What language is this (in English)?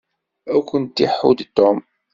Kabyle